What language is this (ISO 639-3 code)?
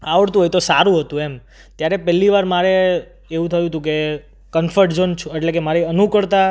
guj